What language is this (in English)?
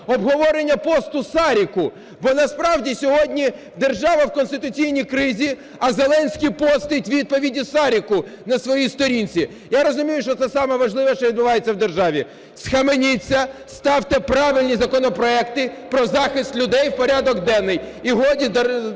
Ukrainian